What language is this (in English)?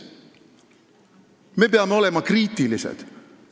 Estonian